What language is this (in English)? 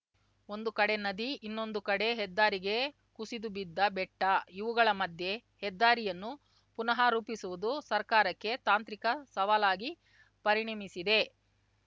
Kannada